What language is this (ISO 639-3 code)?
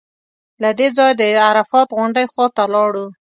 pus